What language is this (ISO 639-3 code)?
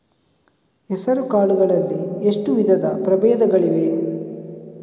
kan